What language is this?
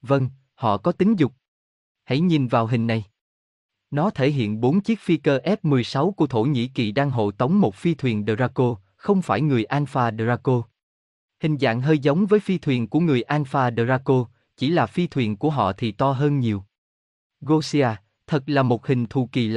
Vietnamese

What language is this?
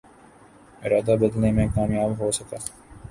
Urdu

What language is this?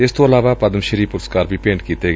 Punjabi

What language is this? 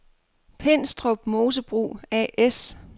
Danish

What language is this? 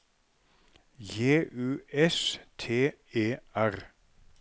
Norwegian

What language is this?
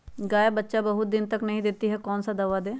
Magahi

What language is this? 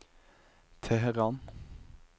Norwegian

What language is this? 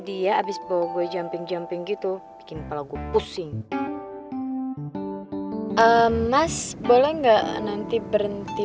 Indonesian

